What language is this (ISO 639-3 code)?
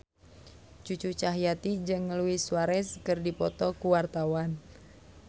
sun